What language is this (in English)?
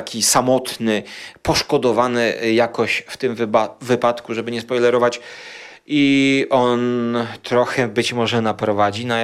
Polish